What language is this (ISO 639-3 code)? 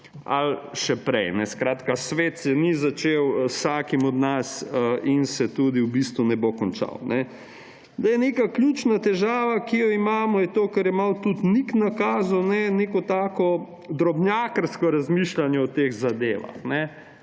slv